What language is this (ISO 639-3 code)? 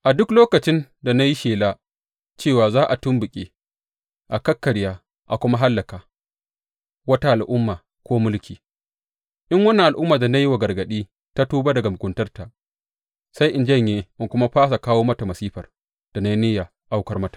hau